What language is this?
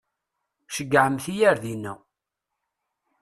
Kabyle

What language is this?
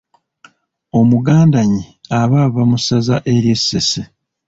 Ganda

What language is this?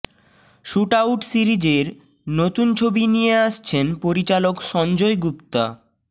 Bangla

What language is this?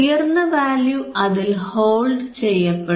Malayalam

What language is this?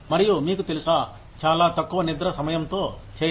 Telugu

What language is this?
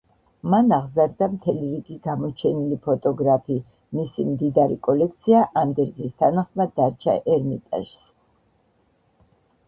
Georgian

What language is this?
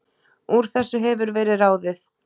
Icelandic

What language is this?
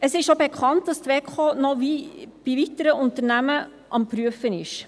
Swiss German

